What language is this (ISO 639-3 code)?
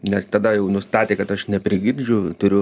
lit